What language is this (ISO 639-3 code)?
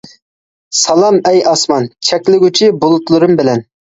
uig